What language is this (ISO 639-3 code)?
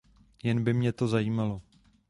ces